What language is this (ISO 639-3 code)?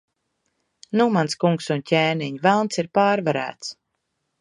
lav